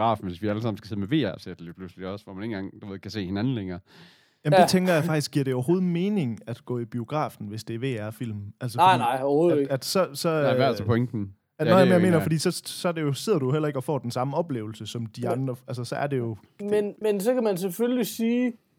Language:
Danish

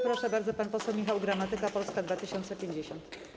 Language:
Polish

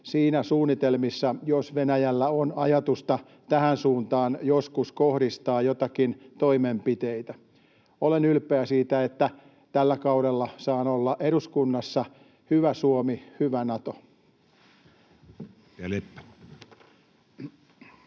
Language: Finnish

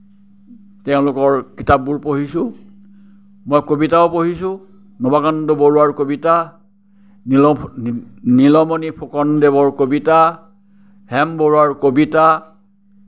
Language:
Assamese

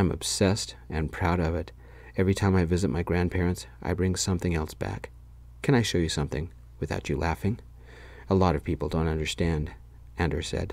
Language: English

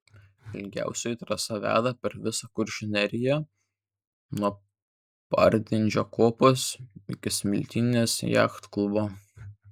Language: Lithuanian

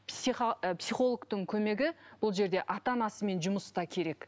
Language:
Kazakh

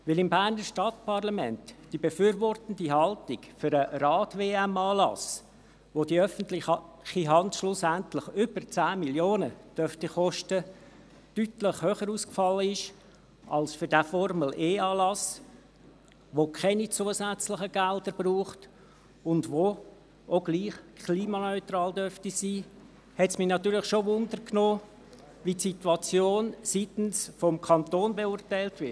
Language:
Swiss German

